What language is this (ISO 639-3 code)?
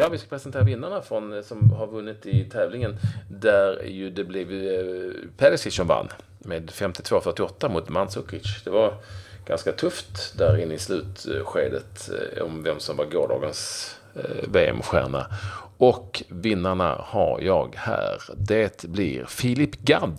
swe